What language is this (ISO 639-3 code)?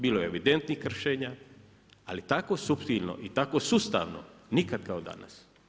hrv